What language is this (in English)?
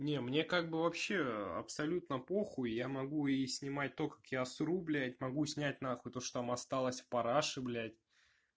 Russian